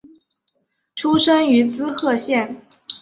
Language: Chinese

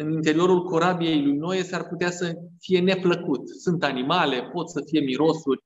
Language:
Romanian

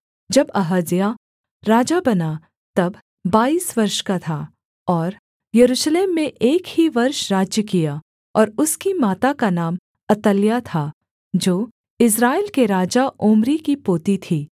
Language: Hindi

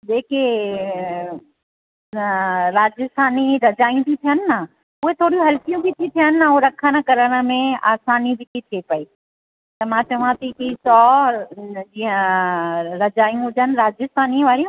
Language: Sindhi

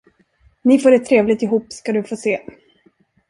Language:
Swedish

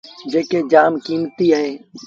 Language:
Sindhi Bhil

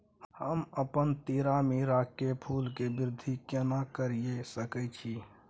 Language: Maithili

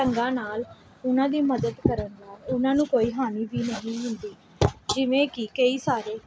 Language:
Punjabi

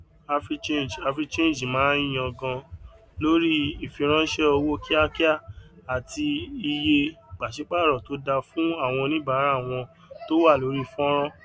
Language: Yoruba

